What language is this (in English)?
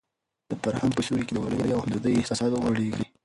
Pashto